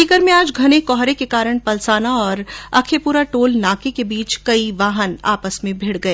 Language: Hindi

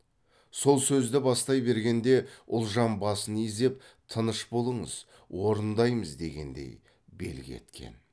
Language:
Kazakh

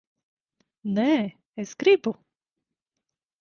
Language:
Latvian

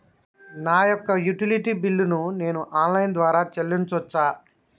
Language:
Telugu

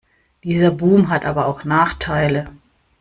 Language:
German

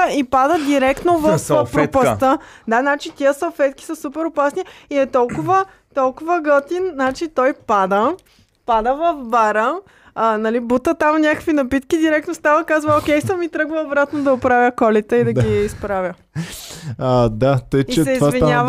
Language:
Bulgarian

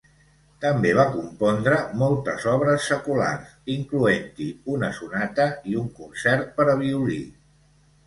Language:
Catalan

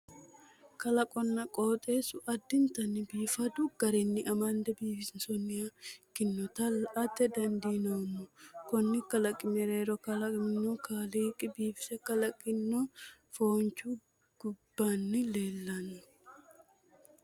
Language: Sidamo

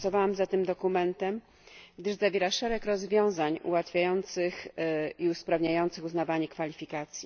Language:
Polish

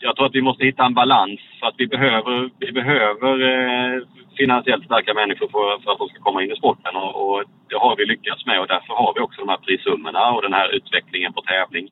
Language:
Swedish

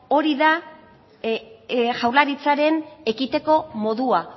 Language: Basque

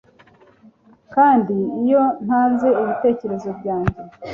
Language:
Kinyarwanda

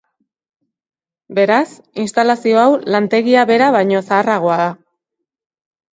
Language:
Basque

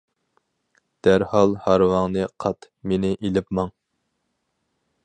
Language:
Uyghur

